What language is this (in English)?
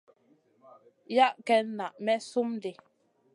Masana